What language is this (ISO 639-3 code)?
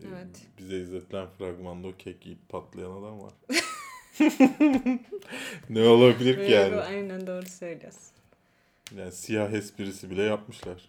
tur